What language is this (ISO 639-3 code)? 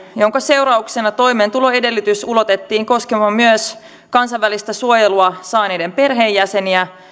fin